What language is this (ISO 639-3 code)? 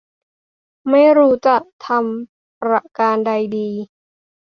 tha